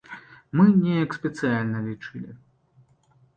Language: Belarusian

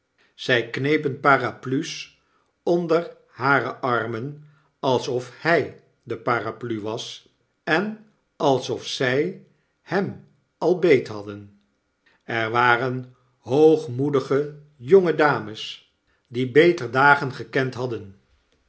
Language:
Dutch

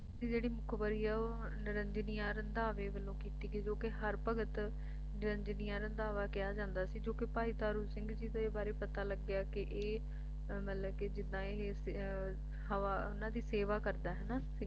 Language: Punjabi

